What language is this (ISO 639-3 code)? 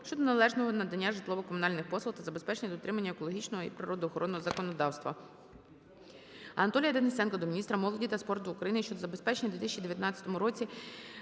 ukr